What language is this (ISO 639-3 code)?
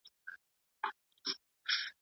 pus